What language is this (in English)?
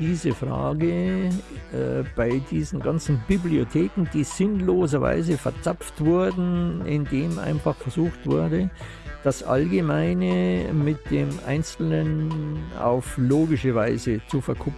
German